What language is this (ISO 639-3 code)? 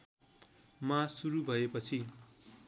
nep